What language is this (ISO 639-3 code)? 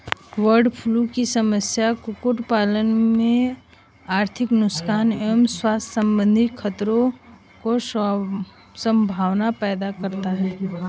hin